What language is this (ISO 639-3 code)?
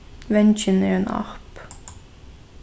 fao